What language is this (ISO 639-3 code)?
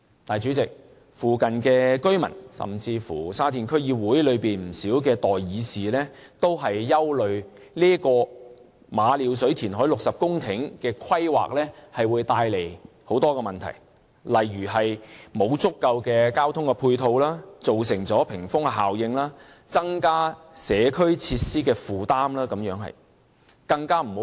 yue